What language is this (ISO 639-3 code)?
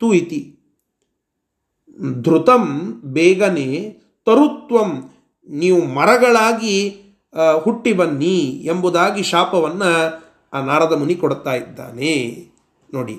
kan